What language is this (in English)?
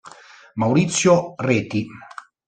Italian